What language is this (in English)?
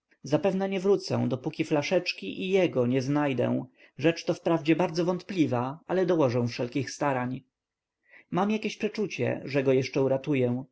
Polish